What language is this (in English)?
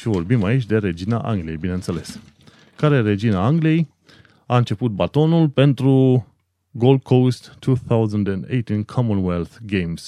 Romanian